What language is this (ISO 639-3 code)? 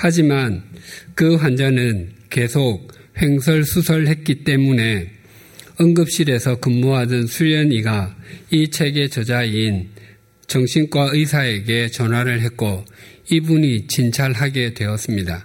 kor